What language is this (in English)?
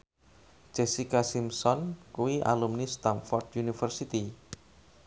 Javanese